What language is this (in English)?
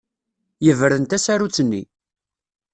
Kabyle